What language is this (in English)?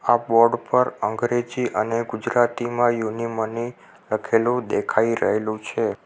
Gujarati